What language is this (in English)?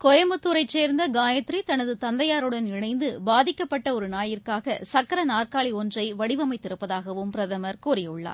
Tamil